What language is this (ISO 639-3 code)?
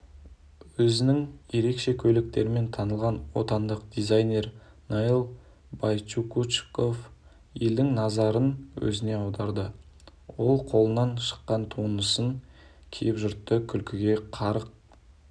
kaz